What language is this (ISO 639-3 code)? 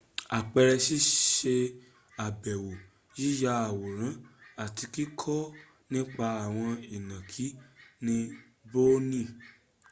yor